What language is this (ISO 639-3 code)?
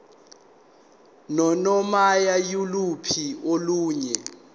zul